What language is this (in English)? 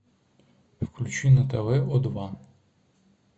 Russian